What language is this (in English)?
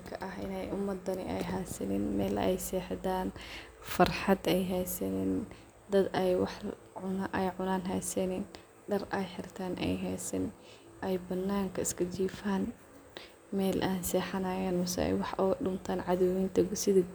Somali